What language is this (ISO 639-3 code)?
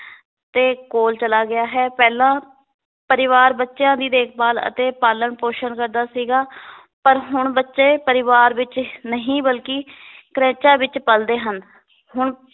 pan